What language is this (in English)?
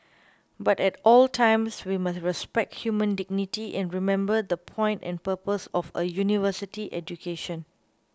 English